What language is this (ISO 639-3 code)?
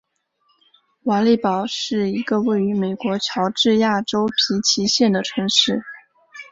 zho